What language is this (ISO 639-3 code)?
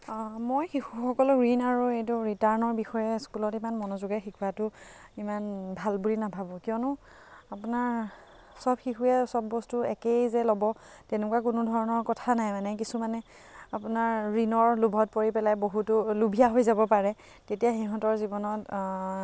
asm